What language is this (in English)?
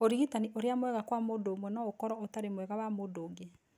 Kikuyu